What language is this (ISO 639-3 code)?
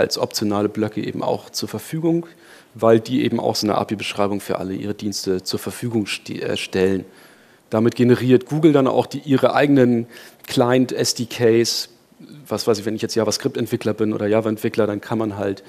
deu